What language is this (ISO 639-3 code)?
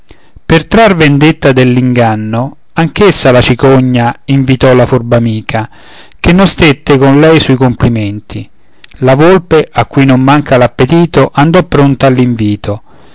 ita